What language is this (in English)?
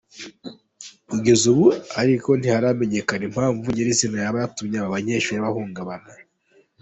Kinyarwanda